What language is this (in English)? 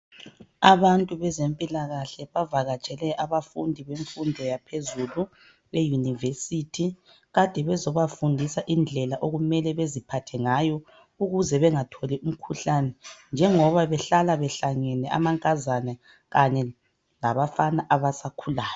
North Ndebele